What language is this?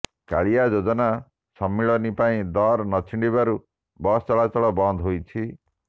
Odia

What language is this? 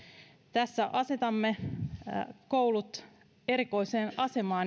Finnish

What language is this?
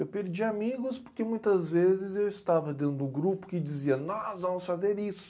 Portuguese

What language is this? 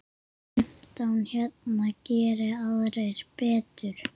Icelandic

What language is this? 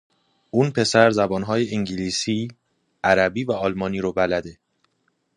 Persian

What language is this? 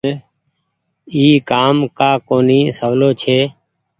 Goaria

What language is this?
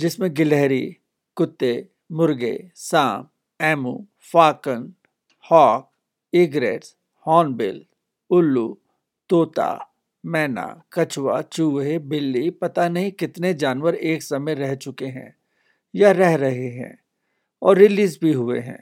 Hindi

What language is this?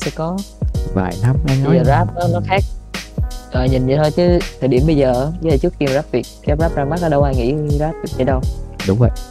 Vietnamese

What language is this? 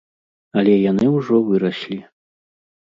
Belarusian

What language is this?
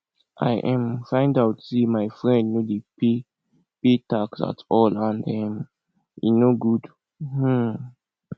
Nigerian Pidgin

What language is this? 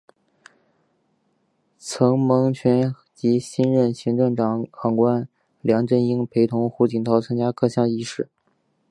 Chinese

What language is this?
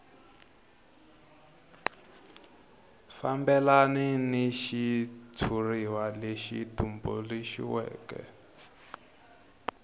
Tsonga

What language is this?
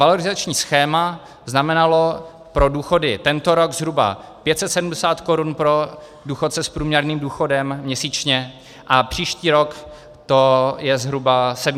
Czech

